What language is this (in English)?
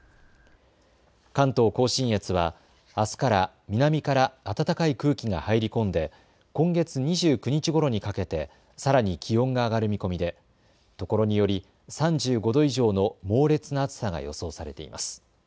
Japanese